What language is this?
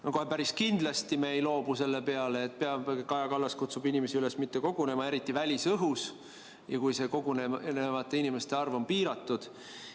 Estonian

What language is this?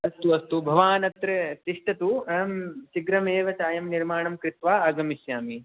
Sanskrit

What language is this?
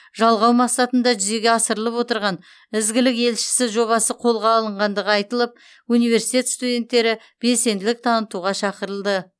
Kazakh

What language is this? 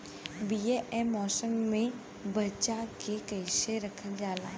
Bhojpuri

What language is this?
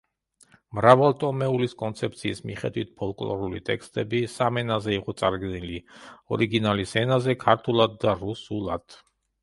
Georgian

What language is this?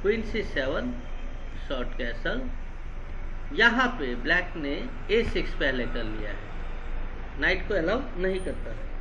Hindi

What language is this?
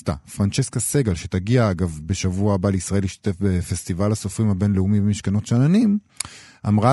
Hebrew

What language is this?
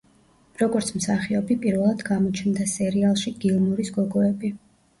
Georgian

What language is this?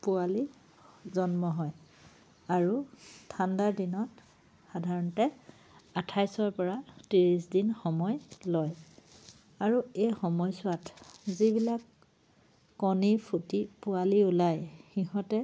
Assamese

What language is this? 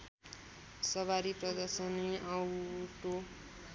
Nepali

